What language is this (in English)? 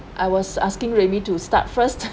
English